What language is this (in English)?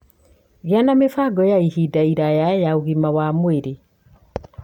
Kikuyu